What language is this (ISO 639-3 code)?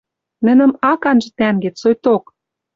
mrj